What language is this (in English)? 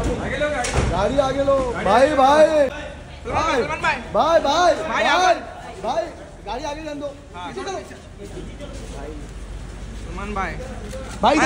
Hindi